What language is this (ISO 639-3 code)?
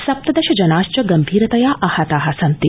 san